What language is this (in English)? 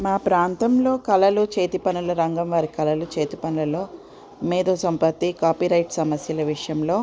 Telugu